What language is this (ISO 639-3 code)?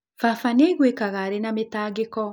kik